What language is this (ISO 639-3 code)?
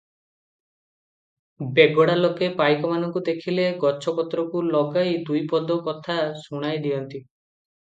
ori